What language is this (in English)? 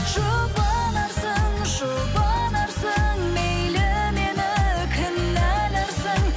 Kazakh